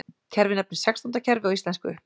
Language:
Icelandic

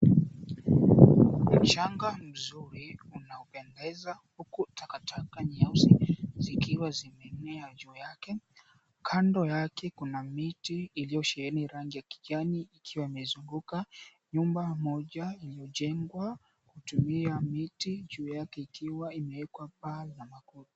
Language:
Swahili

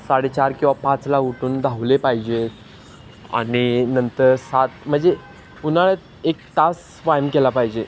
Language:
Marathi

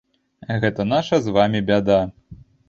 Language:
Belarusian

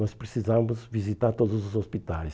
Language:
Portuguese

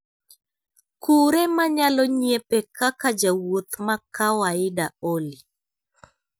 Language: Luo (Kenya and Tanzania)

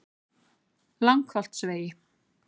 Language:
Icelandic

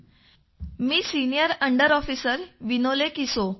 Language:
Marathi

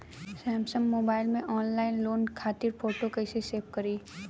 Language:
Bhojpuri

